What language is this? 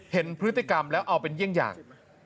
Thai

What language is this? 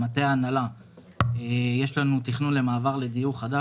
Hebrew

